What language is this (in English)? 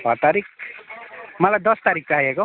Nepali